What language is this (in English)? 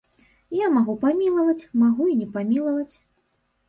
Belarusian